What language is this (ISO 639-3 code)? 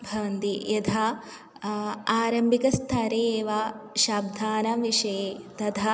san